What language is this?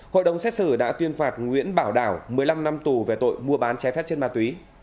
Vietnamese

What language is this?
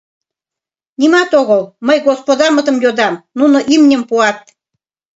Mari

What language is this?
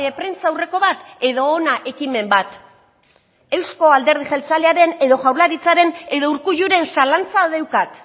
Basque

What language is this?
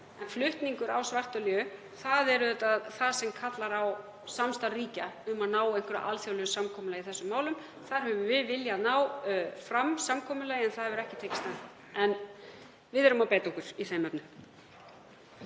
Icelandic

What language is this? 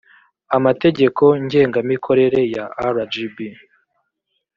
Kinyarwanda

